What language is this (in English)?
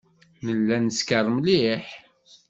Kabyle